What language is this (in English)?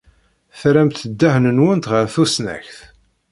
Kabyle